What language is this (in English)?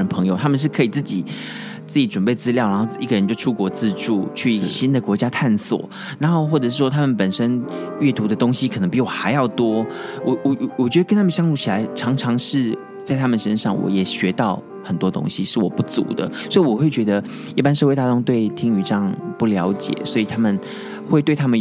Chinese